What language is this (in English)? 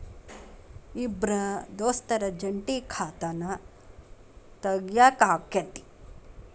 Kannada